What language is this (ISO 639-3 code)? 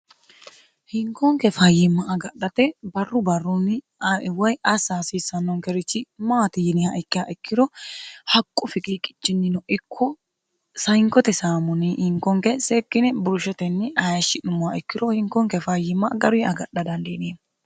sid